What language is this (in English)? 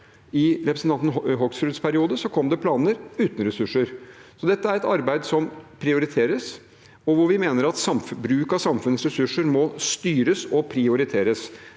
Norwegian